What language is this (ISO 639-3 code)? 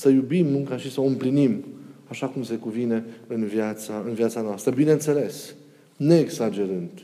ron